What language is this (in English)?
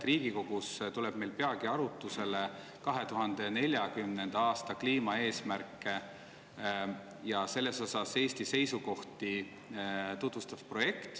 Estonian